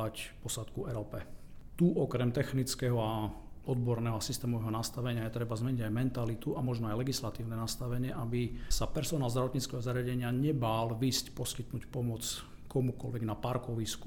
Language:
Slovak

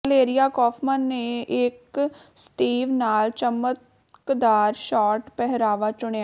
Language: Punjabi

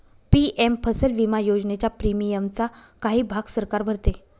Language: Marathi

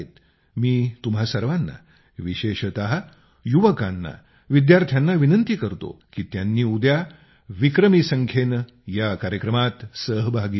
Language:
Marathi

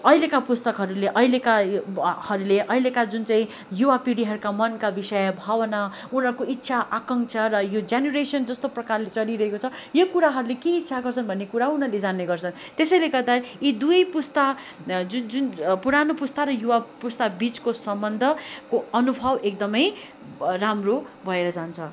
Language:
Nepali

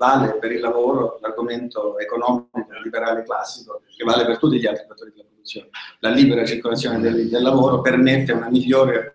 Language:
Italian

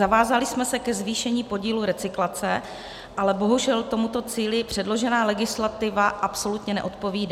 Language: Czech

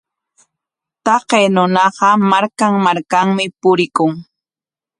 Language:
Corongo Ancash Quechua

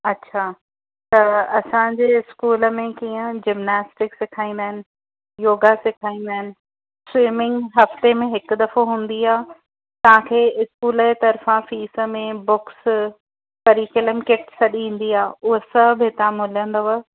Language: Sindhi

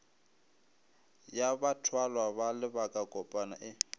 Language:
Northern Sotho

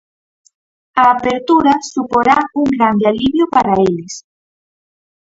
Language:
Galician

